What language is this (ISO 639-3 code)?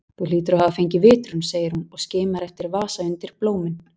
isl